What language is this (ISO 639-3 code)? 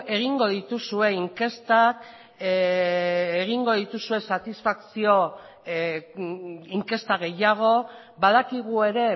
eus